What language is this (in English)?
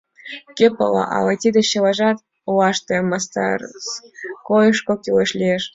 Mari